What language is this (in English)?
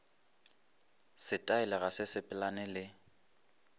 Northern Sotho